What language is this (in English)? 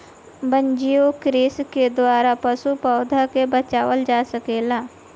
Bhojpuri